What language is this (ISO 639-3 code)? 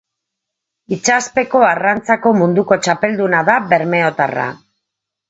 eus